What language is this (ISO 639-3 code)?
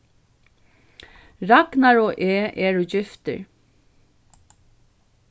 fao